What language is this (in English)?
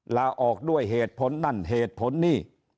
Thai